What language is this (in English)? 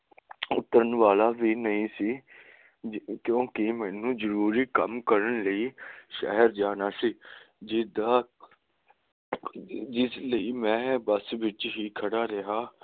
Punjabi